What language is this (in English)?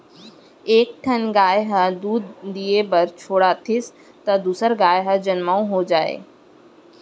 Chhattisgarhi